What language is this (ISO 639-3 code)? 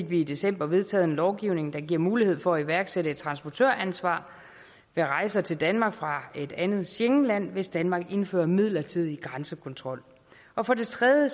dan